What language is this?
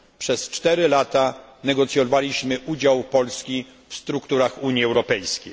Polish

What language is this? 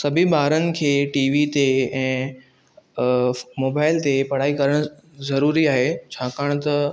Sindhi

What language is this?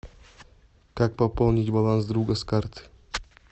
Russian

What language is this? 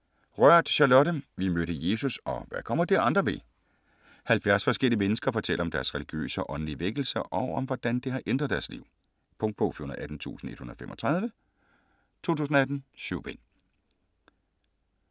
Danish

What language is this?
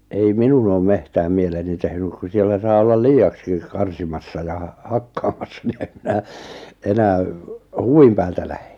Finnish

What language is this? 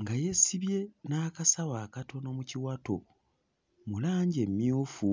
Ganda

